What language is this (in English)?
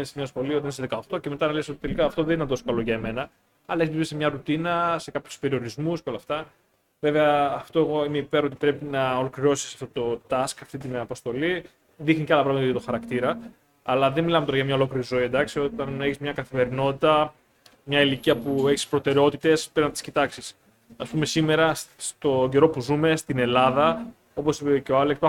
Greek